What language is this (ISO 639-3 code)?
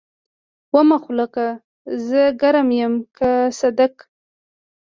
pus